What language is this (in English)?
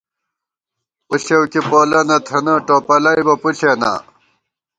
Gawar-Bati